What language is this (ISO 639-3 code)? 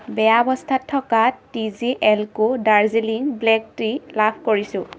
asm